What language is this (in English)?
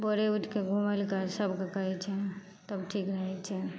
Maithili